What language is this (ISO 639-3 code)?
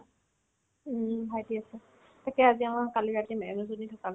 asm